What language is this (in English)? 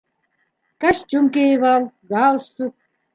Bashkir